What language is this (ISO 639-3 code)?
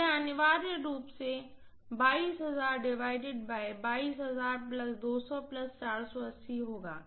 hin